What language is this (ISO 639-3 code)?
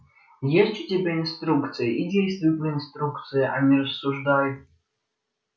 rus